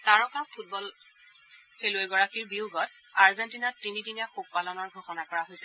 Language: Assamese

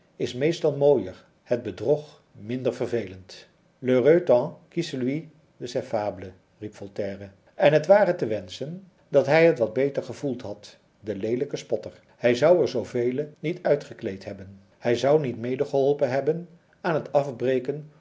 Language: Dutch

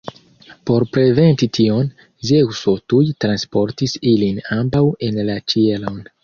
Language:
Esperanto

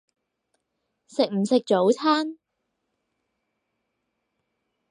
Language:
Cantonese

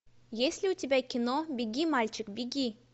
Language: Russian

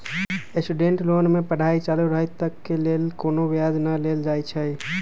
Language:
Magahi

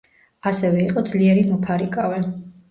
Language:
Georgian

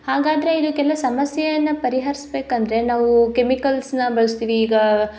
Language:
Kannada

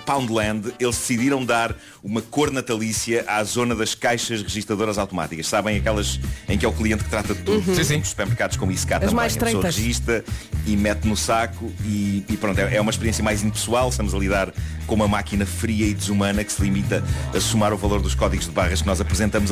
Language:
Portuguese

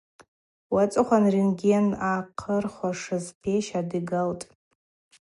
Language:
Abaza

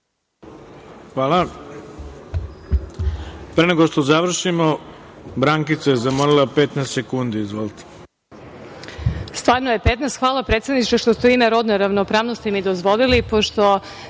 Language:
Serbian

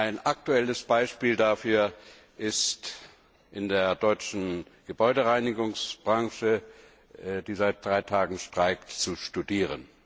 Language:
German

